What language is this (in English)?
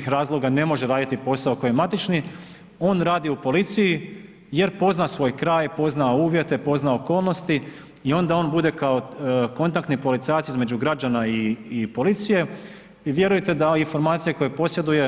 Croatian